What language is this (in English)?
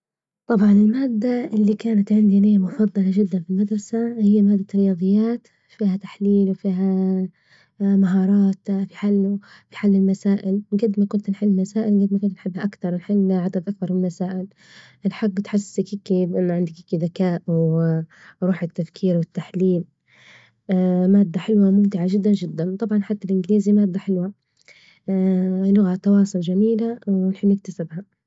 Libyan Arabic